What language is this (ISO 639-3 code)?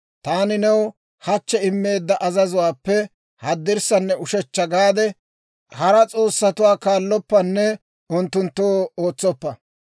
dwr